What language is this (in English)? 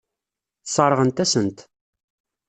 Kabyle